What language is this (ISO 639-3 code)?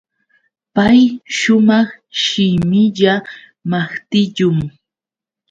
qux